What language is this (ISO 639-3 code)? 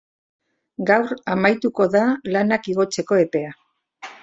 eus